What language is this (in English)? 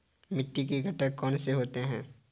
Hindi